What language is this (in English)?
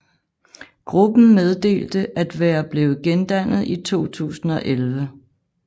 Danish